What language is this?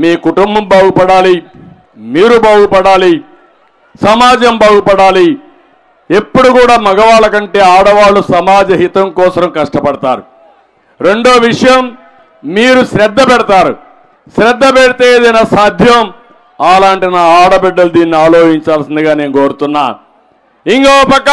Telugu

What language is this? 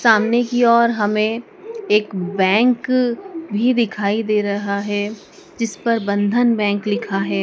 Hindi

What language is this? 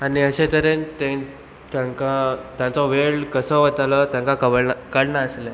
Konkani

